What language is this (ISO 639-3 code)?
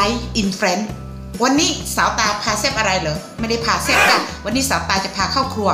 tha